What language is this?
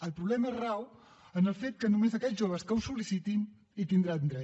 Catalan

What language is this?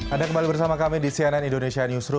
Indonesian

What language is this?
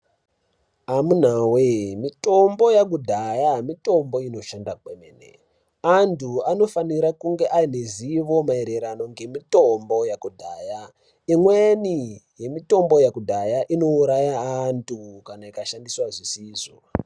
Ndau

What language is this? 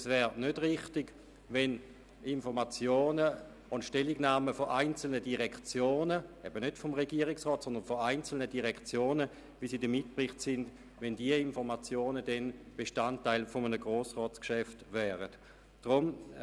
Swiss German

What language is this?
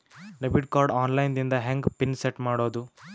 Kannada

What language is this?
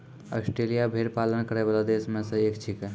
Maithili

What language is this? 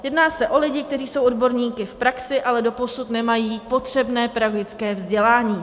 Czech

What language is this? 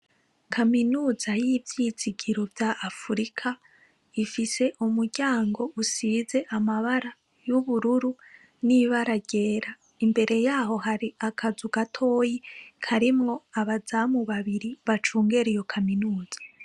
Rundi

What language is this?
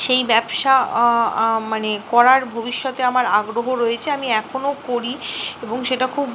Bangla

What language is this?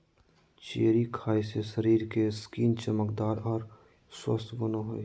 Magahi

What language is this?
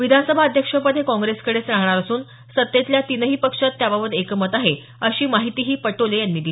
Marathi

